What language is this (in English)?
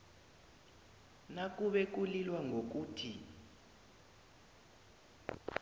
South Ndebele